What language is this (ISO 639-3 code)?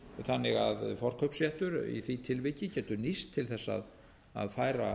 isl